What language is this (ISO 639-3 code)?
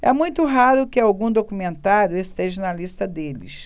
por